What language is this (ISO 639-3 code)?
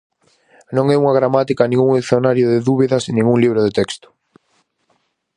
glg